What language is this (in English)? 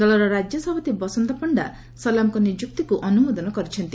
Odia